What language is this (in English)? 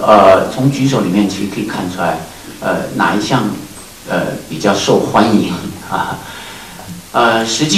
Chinese